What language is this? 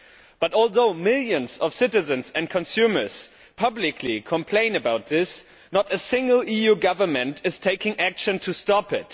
English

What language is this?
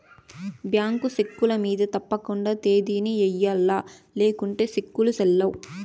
Telugu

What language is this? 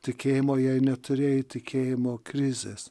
Lithuanian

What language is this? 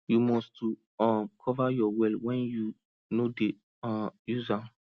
Nigerian Pidgin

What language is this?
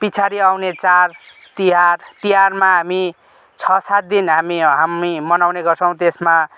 Nepali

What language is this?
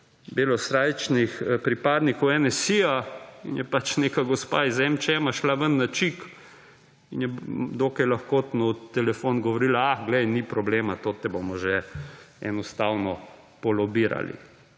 Slovenian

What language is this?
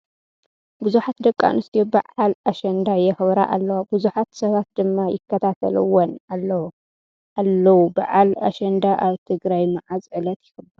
Tigrinya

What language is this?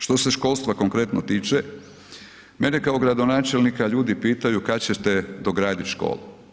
Croatian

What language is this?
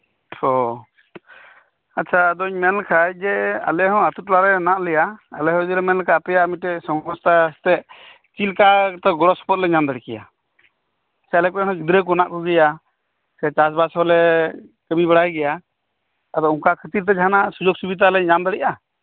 Santali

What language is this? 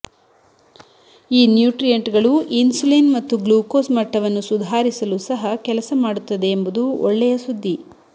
Kannada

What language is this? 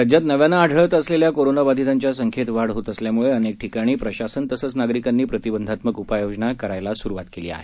Marathi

